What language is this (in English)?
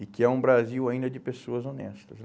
Portuguese